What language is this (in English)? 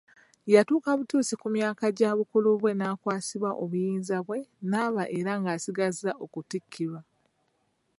Ganda